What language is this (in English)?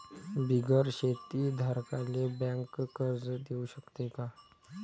Marathi